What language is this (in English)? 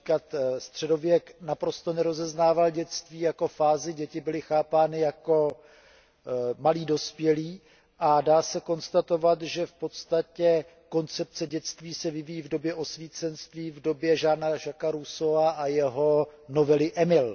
Czech